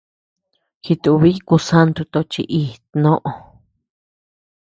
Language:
Tepeuxila Cuicatec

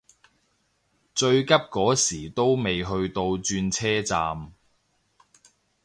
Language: Cantonese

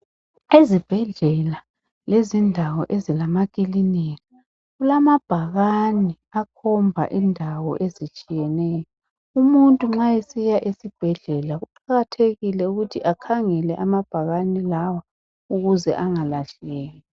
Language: North Ndebele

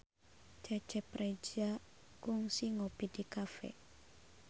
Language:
Sundanese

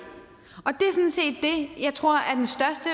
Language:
Danish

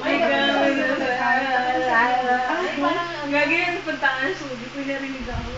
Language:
Filipino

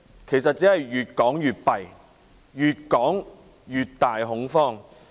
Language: Cantonese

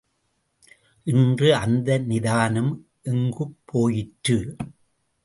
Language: Tamil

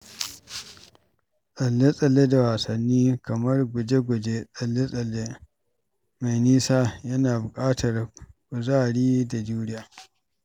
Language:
Hausa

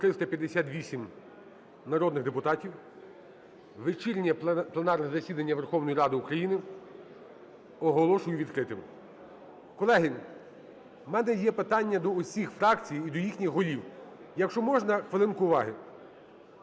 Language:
Ukrainian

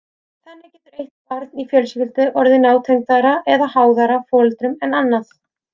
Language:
Icelandic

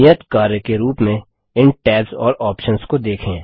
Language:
Hindi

